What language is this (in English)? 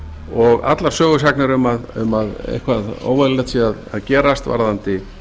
Icelandic